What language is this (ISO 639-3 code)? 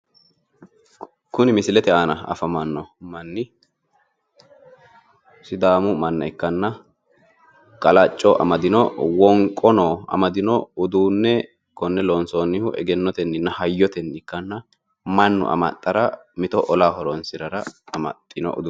sid